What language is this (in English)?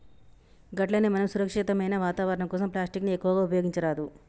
Telugu